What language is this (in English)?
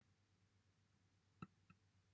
Welsh